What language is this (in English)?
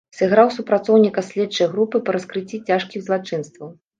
Belarusian